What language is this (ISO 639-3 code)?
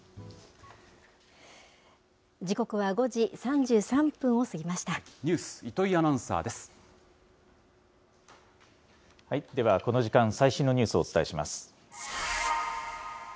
jpn